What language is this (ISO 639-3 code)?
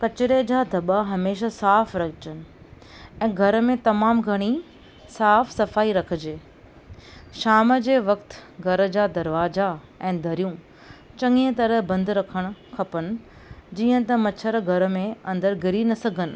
snd